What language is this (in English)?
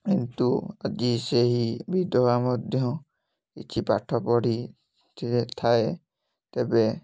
Odia